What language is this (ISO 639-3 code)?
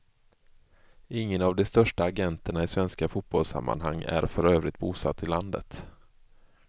swe